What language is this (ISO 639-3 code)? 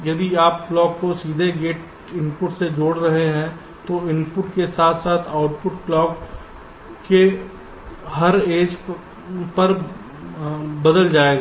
hin